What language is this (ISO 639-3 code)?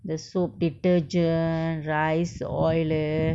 eng